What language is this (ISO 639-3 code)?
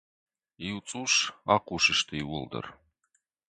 oss